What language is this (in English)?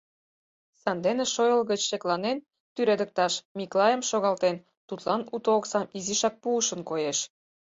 Mari